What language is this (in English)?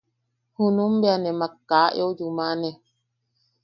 Yaqui